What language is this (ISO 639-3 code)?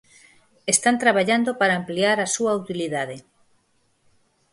glg